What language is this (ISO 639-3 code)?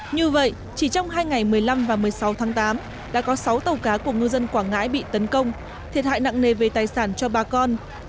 vie